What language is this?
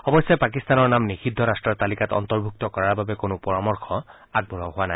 Assamese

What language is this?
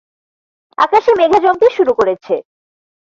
Bangla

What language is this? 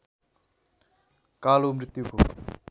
Nepali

